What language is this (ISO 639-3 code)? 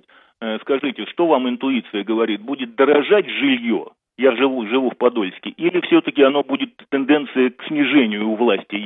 rus